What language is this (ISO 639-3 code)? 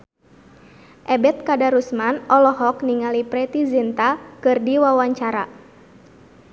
sun